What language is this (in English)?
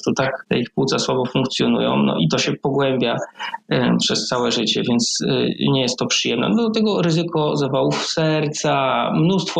Polish